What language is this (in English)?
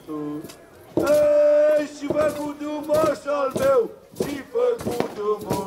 Romanian